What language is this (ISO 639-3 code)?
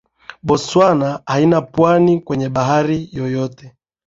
swa